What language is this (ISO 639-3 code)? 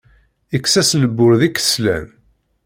kab